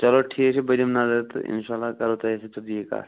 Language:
Kashmiri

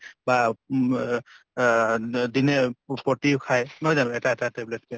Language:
Assamese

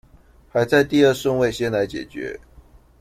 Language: Chinese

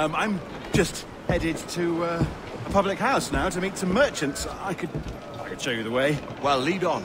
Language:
English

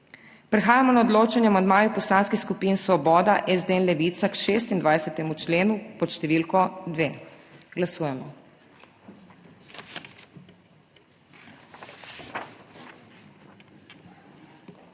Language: Slovenian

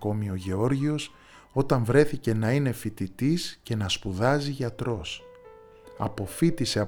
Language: Greek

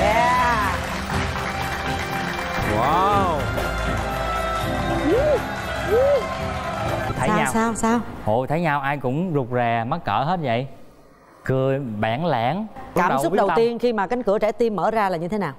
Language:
Vietnamese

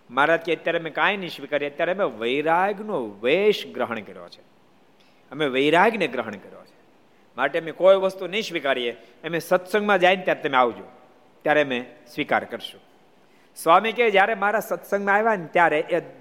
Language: Gujarati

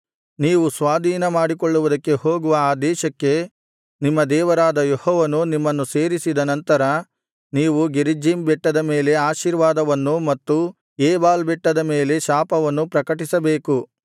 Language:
Kannada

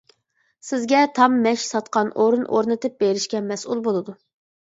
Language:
Uyghur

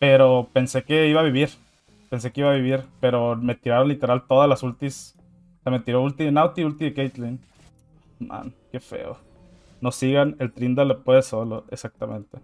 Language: Spanish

